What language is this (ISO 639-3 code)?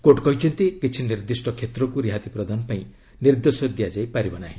ori